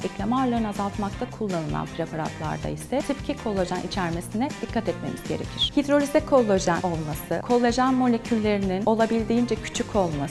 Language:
Turkish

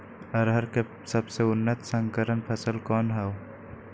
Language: Magahi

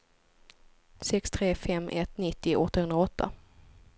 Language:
Swedish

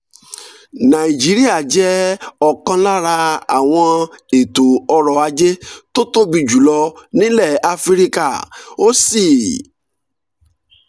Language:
Yoruba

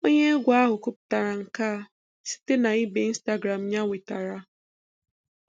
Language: Igbo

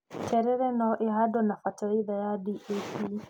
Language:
Kikuyu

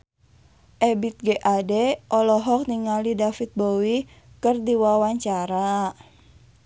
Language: Sundanese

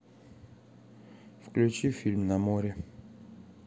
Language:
Russian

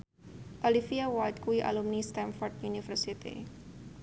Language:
Javanese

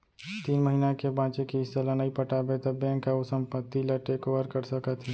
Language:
Chhattisgarhi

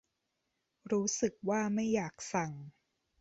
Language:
Thai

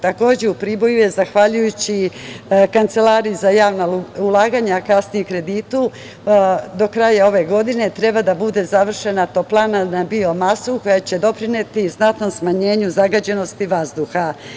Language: Serbian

